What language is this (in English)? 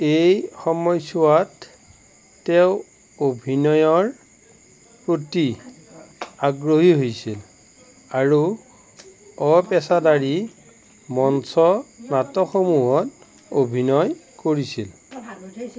Assamese